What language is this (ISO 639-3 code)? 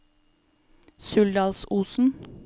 nor